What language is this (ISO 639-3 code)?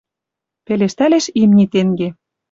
mrj